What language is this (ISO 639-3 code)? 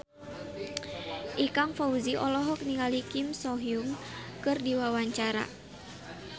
sun